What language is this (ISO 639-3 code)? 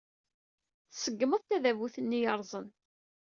kab